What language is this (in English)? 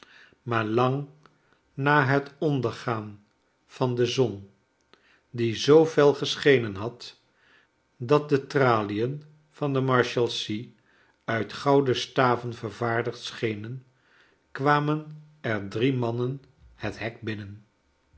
Dutch